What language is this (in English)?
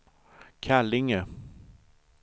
Swedish